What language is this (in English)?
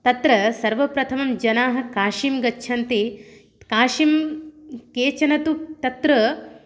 Sanskrit